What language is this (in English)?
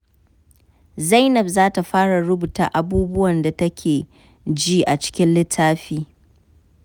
Hausa